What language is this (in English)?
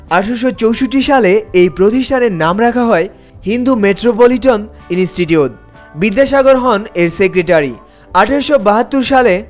Bangla